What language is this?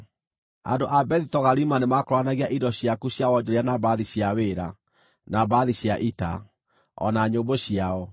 Kikuyu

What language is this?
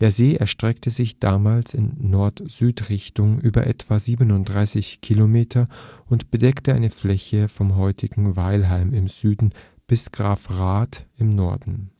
German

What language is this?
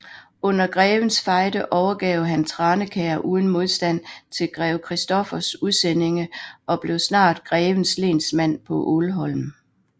Danish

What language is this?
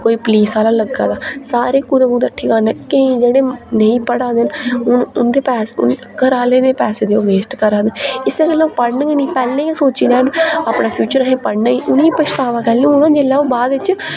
Dogri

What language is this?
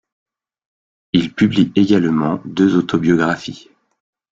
French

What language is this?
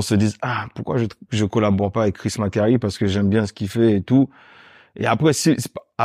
French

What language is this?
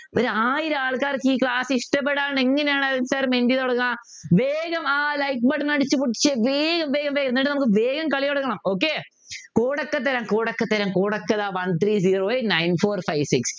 Malayalam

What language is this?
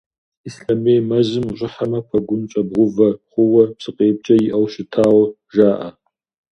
Kabardian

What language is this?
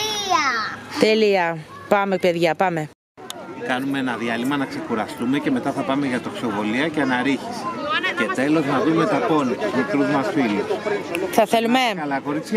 Greek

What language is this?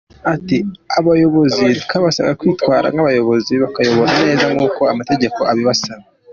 Kinyarwanda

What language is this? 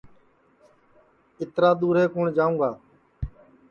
Sansi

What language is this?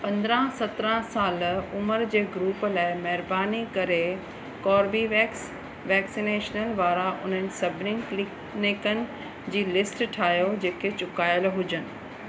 Sindhi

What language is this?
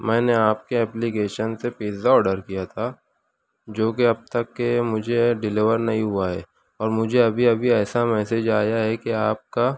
Urdu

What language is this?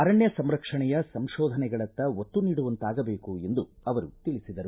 Kannada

